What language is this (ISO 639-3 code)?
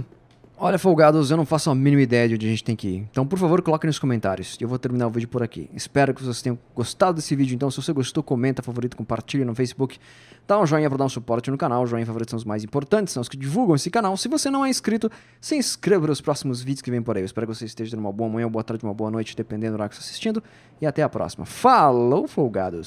por